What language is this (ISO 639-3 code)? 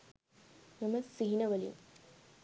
sin